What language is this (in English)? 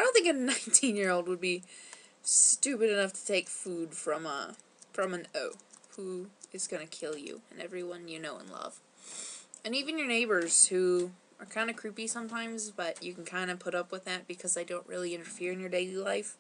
English